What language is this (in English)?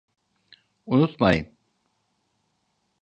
Turkish